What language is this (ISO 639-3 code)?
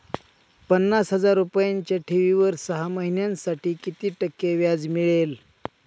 mar